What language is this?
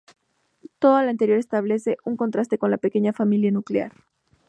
Spanish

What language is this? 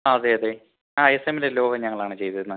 Malayalam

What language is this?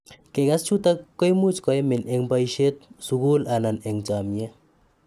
Kalenjin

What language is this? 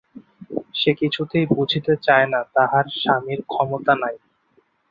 Bangla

